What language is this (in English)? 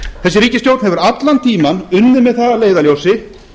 Icelandic